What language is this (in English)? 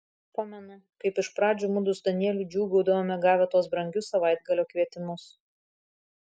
Lithuanian